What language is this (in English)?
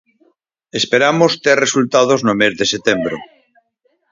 Galician